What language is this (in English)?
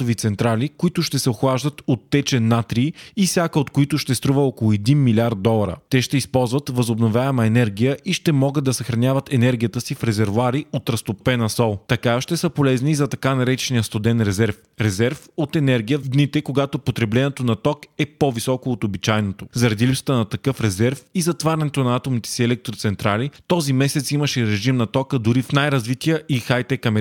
Bulgarian